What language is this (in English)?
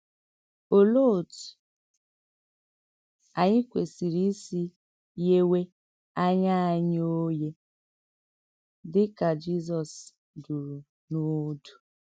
Igbo